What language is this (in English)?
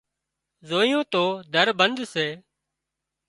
Wadiyara Koli